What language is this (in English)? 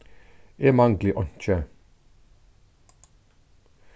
Faroese